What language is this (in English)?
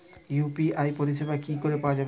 Bangla